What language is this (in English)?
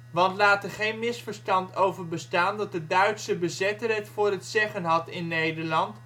Dutch